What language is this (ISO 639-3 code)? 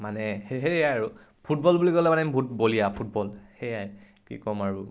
asm